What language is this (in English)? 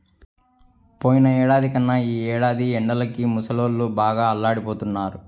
Telugu